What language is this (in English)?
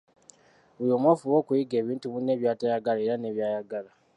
Ganda